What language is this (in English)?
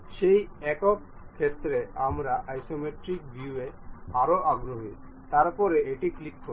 Bangla